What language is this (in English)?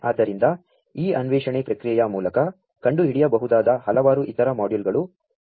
Kannada